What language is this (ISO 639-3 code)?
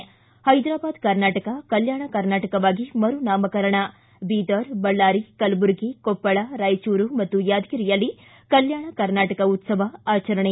kan